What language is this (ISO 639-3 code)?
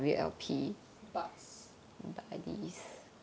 eng